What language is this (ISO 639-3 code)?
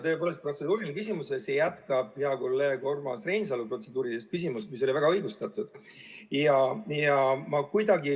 est